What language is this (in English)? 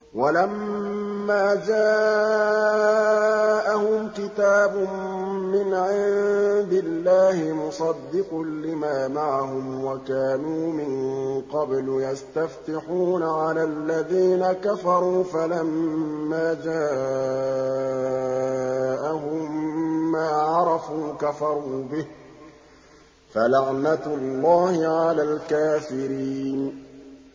Arabic